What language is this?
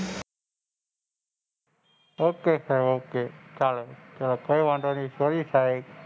Gujarati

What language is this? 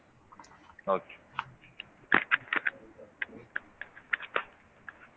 Tamil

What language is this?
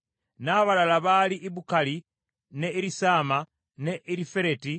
Ganda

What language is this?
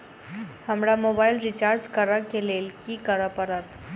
Maithili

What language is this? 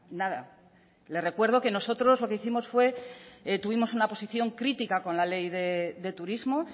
Spanish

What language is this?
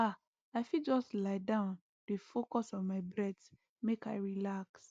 Nigerian Pidgin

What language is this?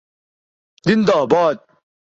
Urdu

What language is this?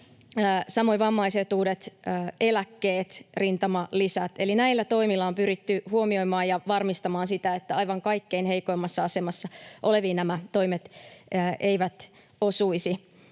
Finnish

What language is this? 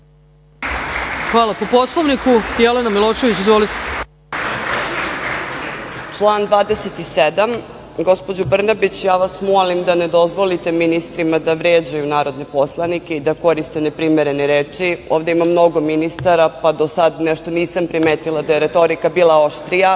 Serbian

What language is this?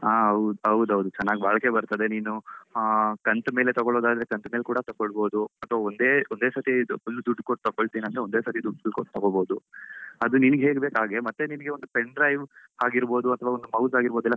Kannada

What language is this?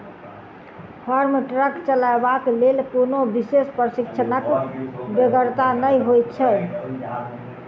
Maithili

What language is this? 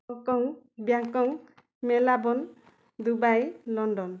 Odia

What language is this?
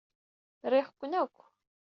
Kabyle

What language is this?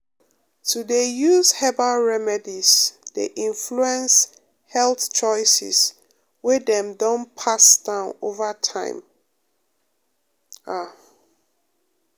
Nigerian Pidgin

